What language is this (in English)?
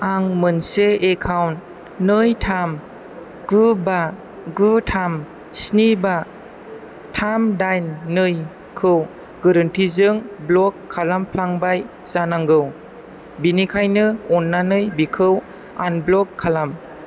Bodo